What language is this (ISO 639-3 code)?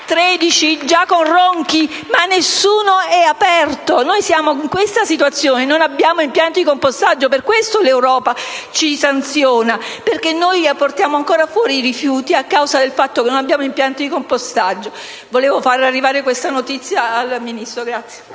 ita